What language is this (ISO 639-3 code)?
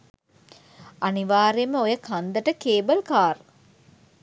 sin